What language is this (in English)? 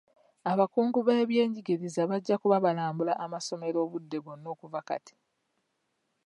Ganda